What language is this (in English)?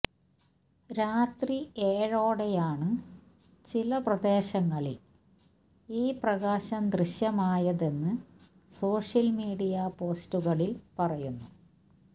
Malayalam